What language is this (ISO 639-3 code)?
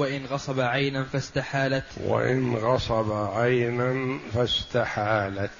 ara